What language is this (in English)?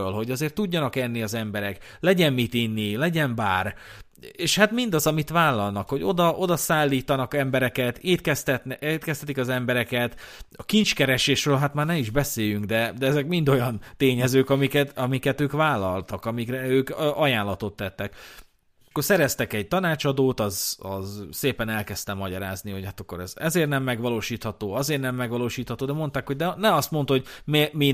Hungarian